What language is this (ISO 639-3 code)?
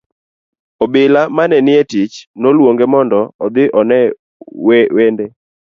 luo